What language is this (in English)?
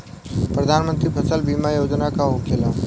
Bhojpuri